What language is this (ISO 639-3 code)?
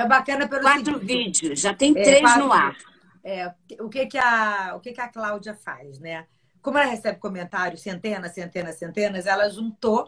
por